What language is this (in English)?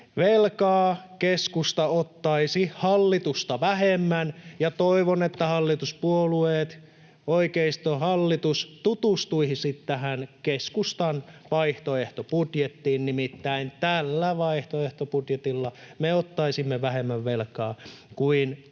Finnish